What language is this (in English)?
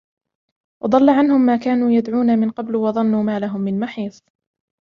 Arabic